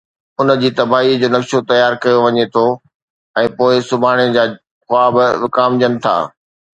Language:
Sindhi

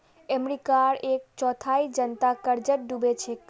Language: Magahi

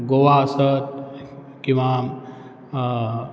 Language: Konkani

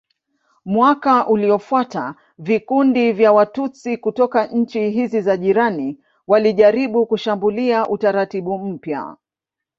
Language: Swahili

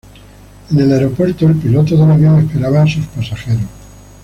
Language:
Spanish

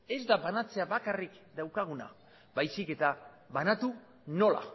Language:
Basque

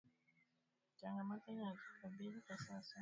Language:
Swahili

